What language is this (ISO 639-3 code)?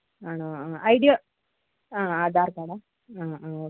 mal